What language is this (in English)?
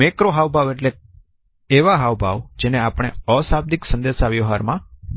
Gujarati